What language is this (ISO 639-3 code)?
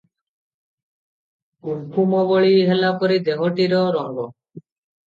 ori